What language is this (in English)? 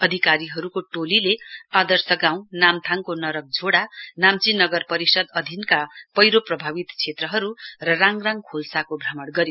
Nepali